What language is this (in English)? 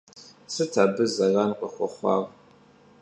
Kabardian